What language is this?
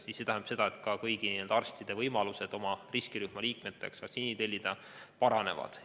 Estonian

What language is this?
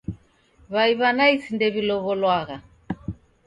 Taita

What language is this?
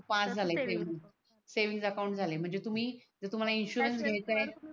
Marathi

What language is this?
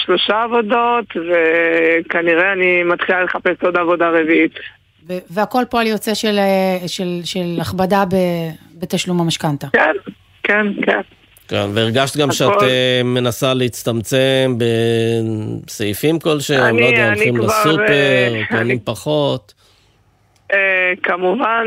Hebrew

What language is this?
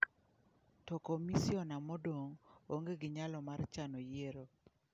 Luo (Kenya and Tanzania)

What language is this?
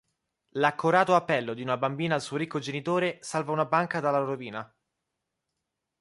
Italian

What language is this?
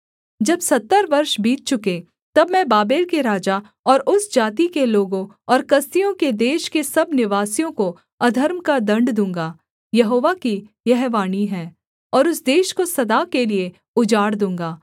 Hindi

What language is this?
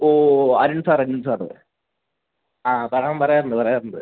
Malayalam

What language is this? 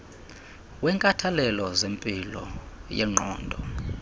Xhosa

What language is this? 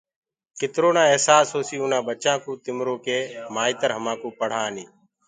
Gurgula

